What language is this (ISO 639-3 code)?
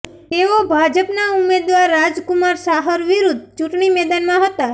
guj